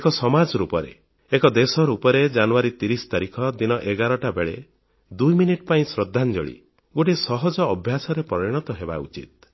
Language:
Odia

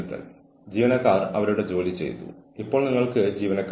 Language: Malayalam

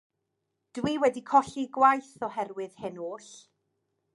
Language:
Welsh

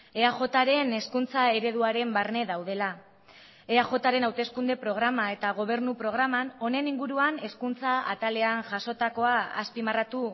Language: Basque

